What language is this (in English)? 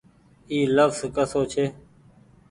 Goaria